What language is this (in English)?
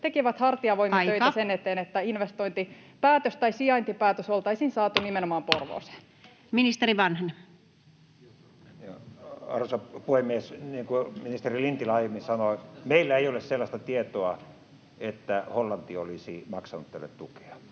Finnish